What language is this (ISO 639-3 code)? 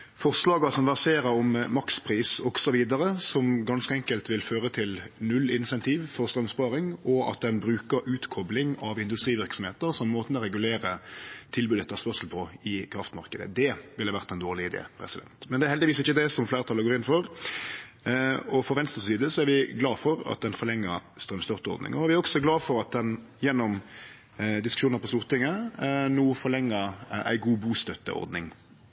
nno